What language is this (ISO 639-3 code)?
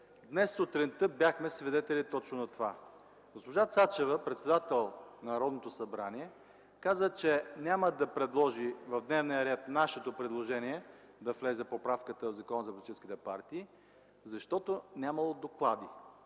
bul